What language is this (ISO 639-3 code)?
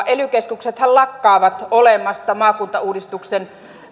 fin